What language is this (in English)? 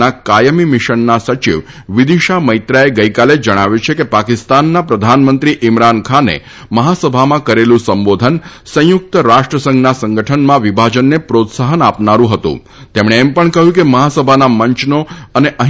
Gujarati